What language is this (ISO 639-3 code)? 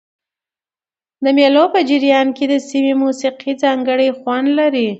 pus